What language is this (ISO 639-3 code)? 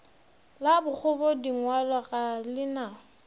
nso